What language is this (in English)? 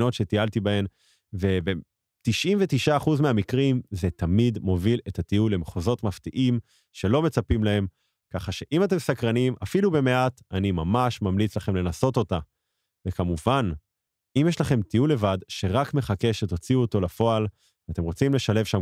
Hebrew